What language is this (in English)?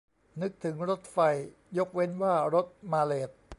Thai